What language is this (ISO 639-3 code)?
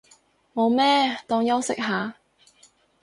yue